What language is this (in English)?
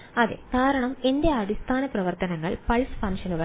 Malayalam